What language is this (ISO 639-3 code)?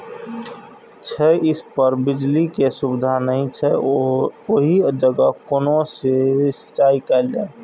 mai